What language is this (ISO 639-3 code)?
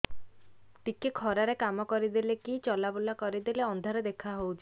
ori